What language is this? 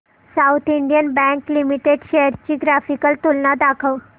Marathi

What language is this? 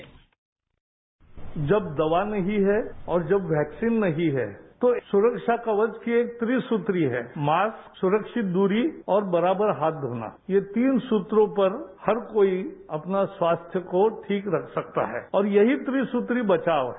Hindi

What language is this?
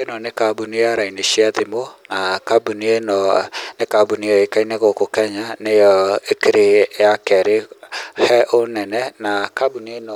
Kikuyu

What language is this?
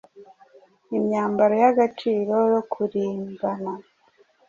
Kinyarwanda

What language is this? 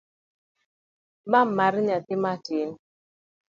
Luo (Kenya and Tanzania)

